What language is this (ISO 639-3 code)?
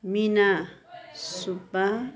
nep